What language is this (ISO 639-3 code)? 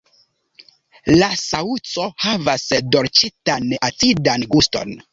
epo